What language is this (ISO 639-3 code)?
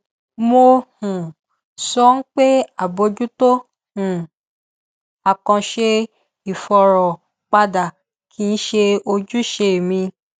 yor